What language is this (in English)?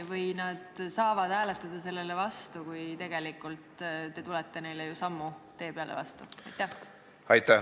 Estonian